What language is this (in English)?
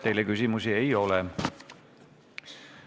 Estonian